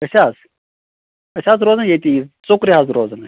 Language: Kashmiri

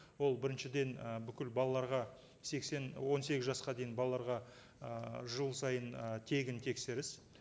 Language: Kazakh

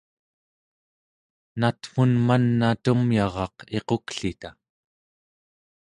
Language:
Central Yupik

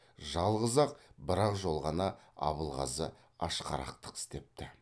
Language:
Kazakh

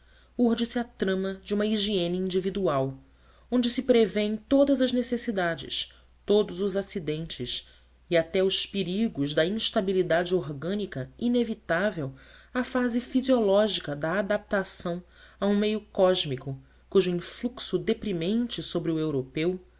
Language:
Portuguese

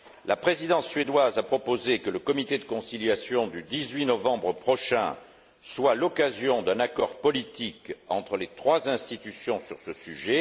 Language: French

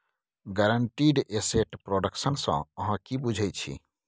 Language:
Maithili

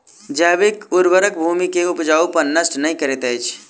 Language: Maithili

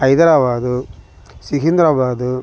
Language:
Telugu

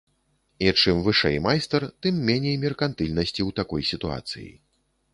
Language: Belarusian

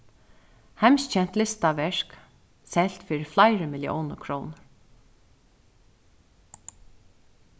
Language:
Faroese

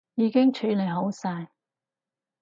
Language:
Cantonese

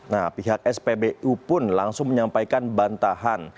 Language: Indonesian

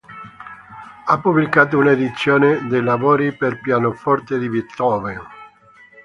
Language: Italian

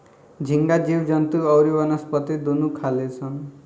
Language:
Bhojpuri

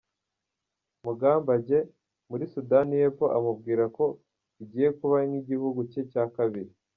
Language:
Kinyarwanda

